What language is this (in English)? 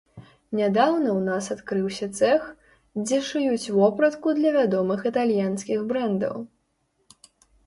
Belarusian